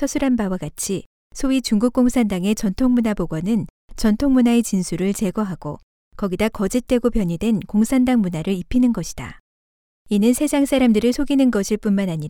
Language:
Korean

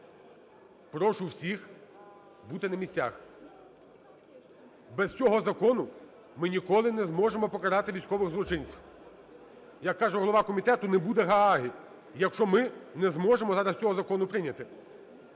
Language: Ukrainian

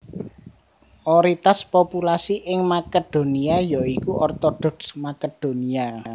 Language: Javanese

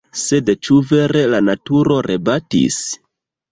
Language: Esperanto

